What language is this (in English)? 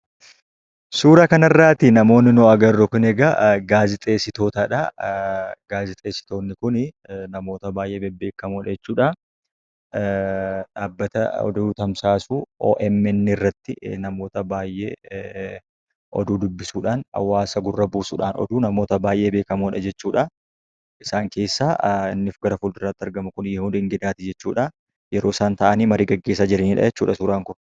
Oromo